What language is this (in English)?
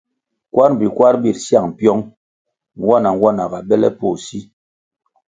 Kwasio